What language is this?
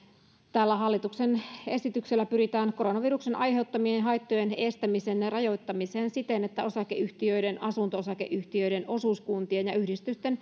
Finnish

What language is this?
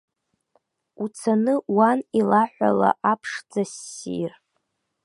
Abkhazian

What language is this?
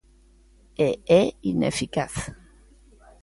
Galician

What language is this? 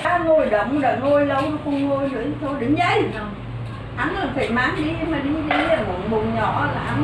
Vietnamese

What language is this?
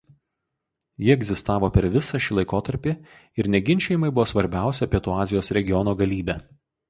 Lithuanian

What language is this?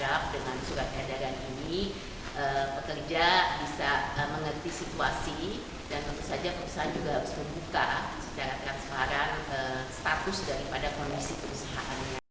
Indonesian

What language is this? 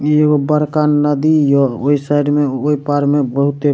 Maithili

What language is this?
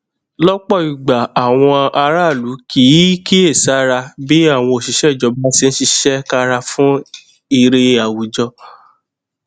Yoruba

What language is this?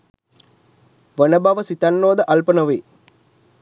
Sinhala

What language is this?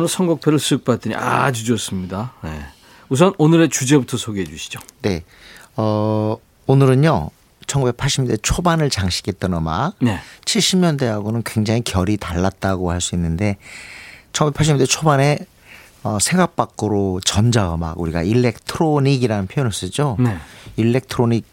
Korean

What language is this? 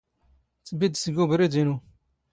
Standard Moroccan Tamazight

